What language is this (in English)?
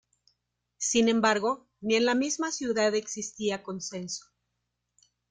Spanish